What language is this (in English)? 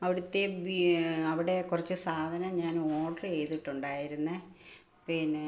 Malayalam